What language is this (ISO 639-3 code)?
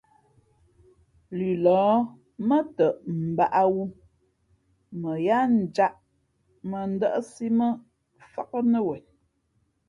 fmp